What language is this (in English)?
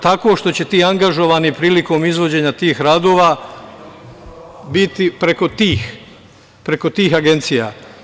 Serbian